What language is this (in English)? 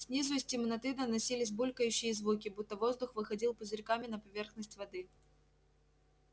Russian